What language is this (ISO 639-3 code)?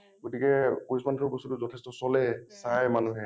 asm